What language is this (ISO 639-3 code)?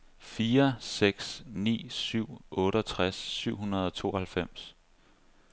dan